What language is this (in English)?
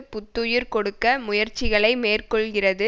Tamil